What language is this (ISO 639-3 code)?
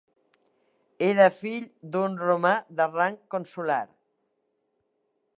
cat